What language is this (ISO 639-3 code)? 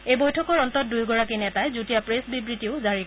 asm